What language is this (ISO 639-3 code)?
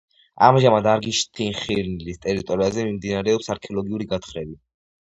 kat